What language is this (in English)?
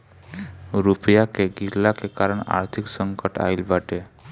Bhojpuri